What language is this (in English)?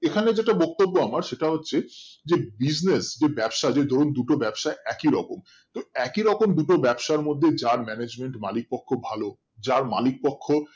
Bangla